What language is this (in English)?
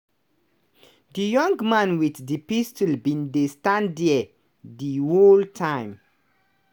Nigerian Pidgin